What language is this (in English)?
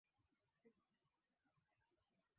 Swahili